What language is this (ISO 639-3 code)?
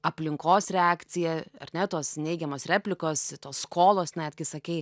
lit